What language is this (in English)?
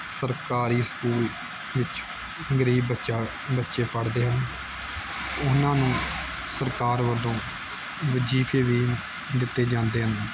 Punjabi